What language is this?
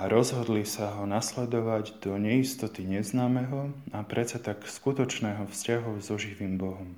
Slovak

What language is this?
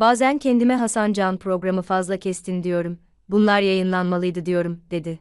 Turkish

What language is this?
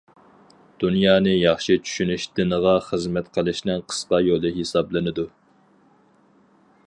Uyghur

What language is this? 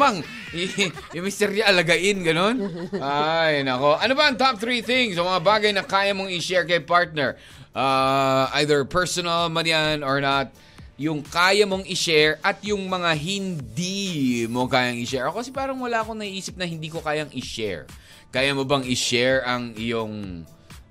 Filipino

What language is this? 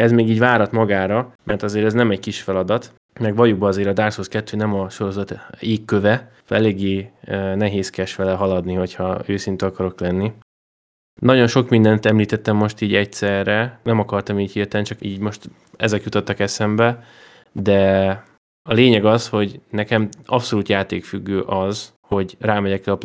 Hungarian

